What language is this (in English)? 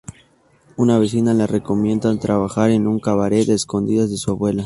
Spanish